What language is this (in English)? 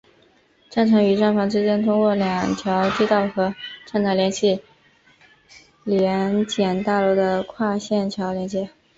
Chinese